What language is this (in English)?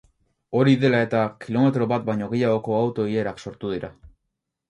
Basque